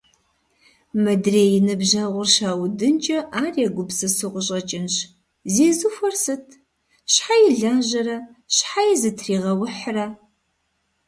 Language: Kabardian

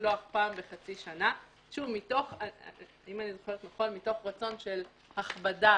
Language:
Hebrew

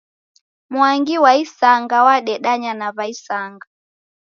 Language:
Taita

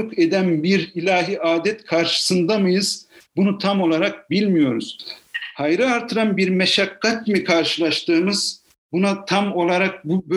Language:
Turkish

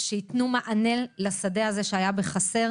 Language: Hebrew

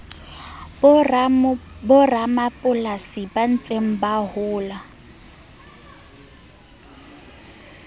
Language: Southern Sotho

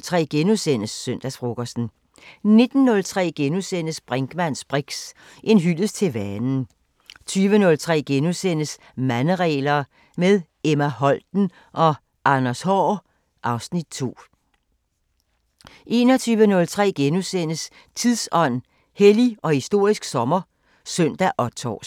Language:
Danish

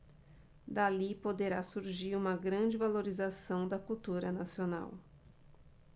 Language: Portuguese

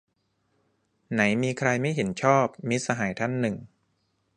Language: Thai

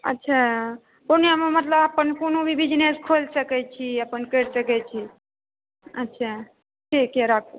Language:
Maithili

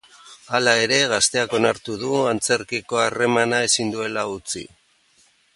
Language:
Basque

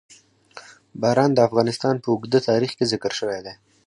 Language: Pashto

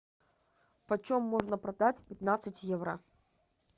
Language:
Russian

